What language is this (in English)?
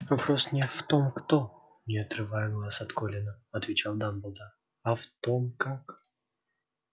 Russian